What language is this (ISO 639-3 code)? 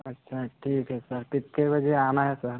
hin